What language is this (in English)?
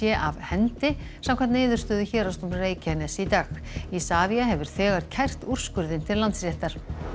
Icelandic